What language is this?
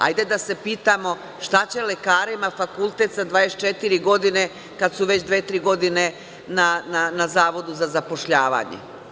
Serbian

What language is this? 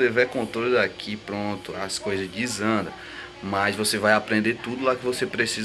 Portuguese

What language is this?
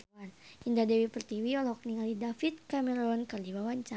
Sundanese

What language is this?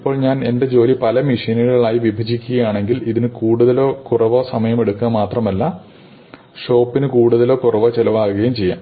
Malayalam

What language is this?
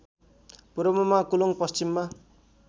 Nepali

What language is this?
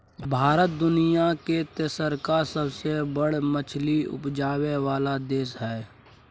Maithili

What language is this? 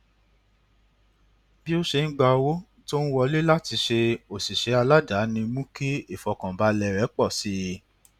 Yoruba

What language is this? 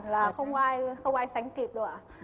Vietnamese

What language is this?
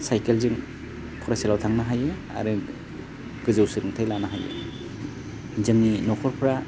Bodo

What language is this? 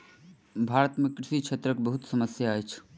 Maithili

